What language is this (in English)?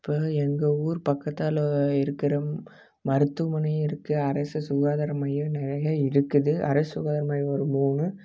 Tamil